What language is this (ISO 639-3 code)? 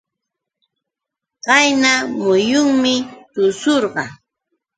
qux